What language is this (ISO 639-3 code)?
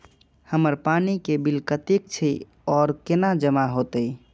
mai